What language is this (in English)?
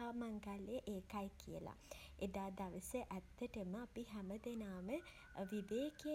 Sinhala